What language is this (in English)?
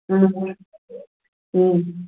Sanskrit